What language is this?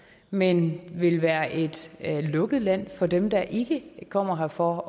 Danish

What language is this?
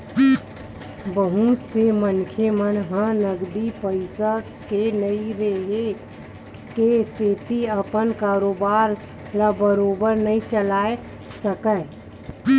Chhattisgarhi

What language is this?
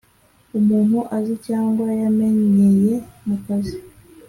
Kinyarwanda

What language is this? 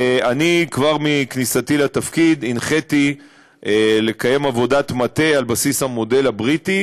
Hebrew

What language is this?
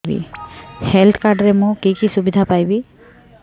Odia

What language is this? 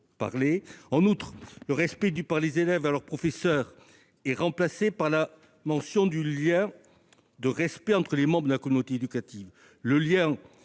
French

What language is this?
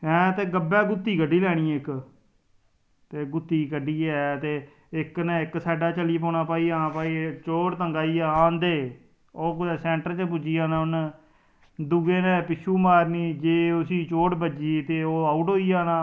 Dogri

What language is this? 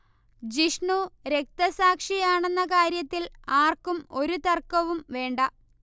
Malayalam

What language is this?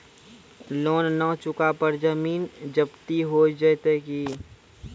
Maithili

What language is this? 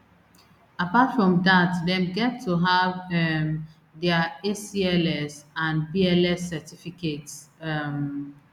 Nigerian Pidgin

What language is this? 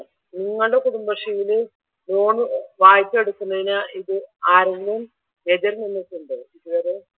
Malayalam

